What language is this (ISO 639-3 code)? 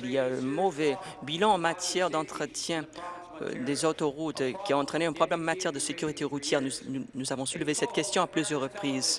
fra